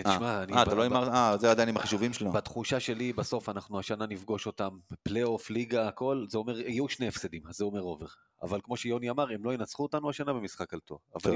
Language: Hebrew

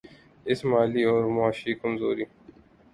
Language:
Urdu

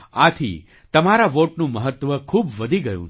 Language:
Gujarati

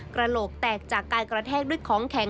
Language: Thai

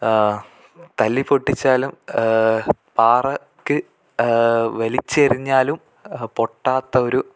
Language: Malayalam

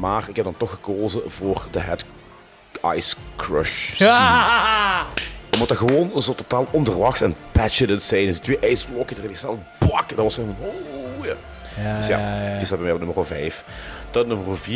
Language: Dutch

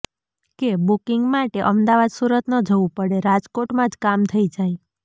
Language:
Gujarati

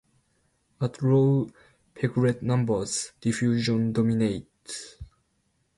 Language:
English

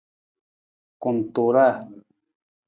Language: Nawdm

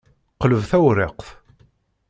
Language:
Kabyle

